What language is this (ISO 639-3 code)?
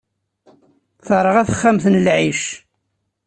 kab